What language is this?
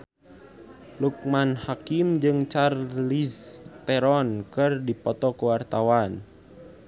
Sundanese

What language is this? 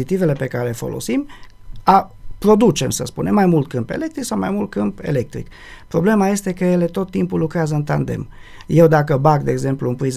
Romanian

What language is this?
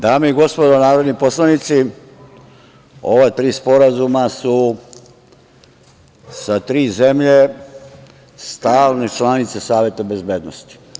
Serbian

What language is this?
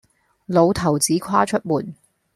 Cantonese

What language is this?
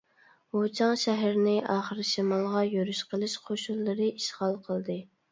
Uyghur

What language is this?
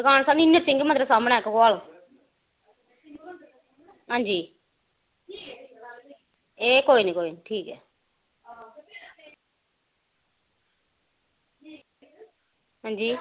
Dogri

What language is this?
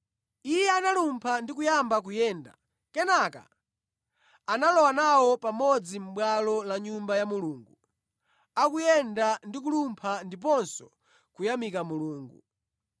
Nyanja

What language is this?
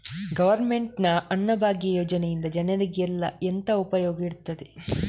Kannada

